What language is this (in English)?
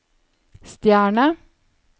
Norwegian